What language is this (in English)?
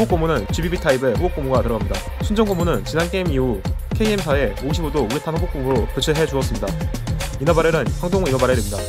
Korean